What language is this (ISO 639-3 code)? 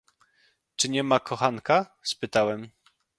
pol